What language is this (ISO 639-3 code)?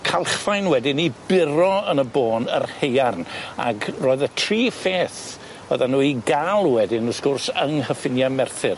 cym